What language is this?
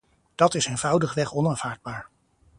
Dutch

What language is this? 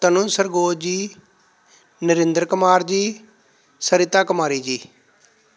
Punjabi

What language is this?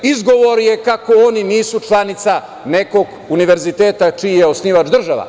Serbian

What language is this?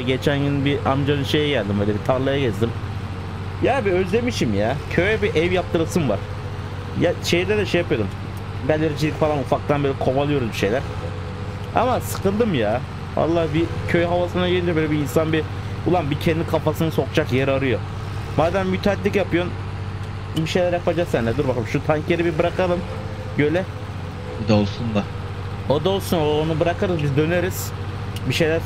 Turkish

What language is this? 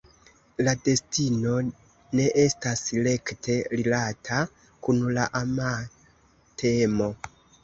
Esperanto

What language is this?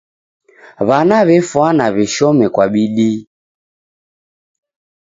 Taita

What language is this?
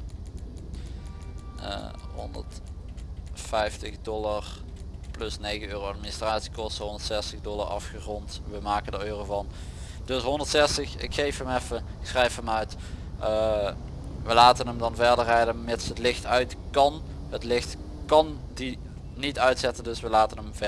Dutch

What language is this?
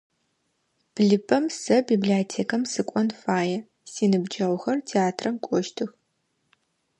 Adyghe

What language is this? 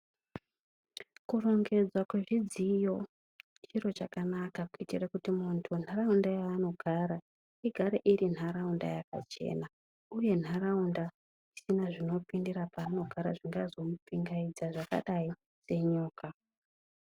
Ndau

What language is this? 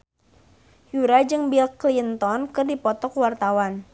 Sundanese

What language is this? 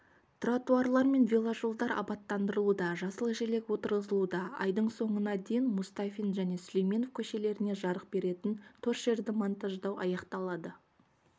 Kazakh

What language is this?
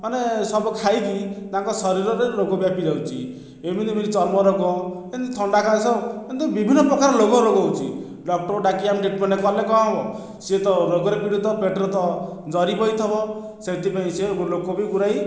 Odia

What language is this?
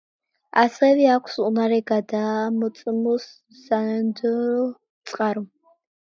Georgian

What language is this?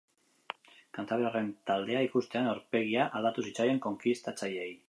Basque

